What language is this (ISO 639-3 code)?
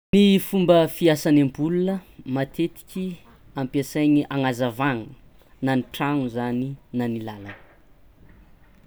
xmw